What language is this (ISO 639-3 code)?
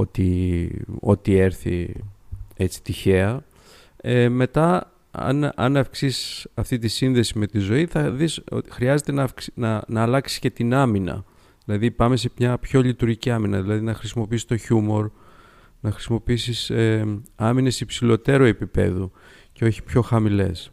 ell